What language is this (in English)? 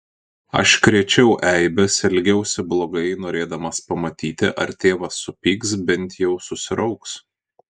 Lithuanian